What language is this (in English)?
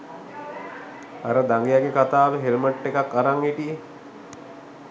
Sinhala